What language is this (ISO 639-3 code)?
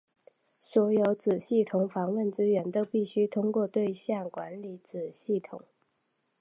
zho